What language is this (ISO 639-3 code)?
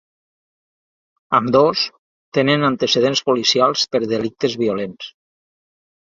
cat